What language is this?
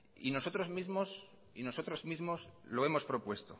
Spanish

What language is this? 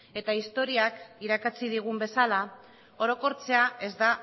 Basque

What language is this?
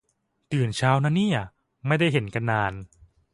Thai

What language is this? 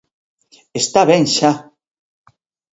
Galician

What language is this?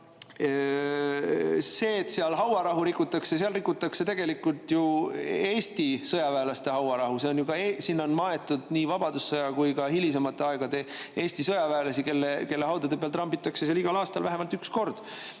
Estonian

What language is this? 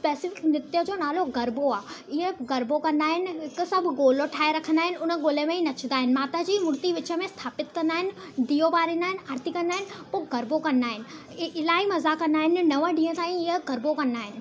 Sindhi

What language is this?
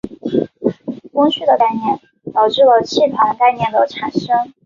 Chinese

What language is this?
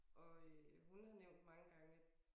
Danish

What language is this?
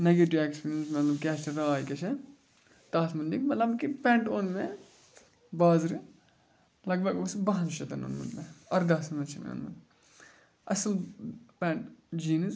Kashmiri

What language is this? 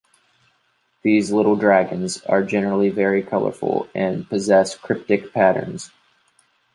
English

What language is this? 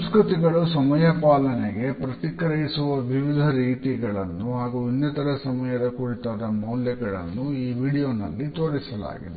Kannada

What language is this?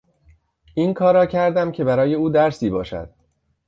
Persian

